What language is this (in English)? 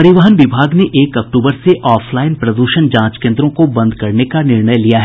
Hindi